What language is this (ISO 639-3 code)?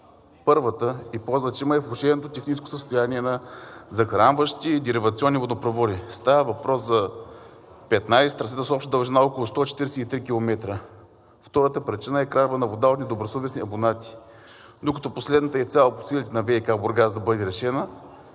bul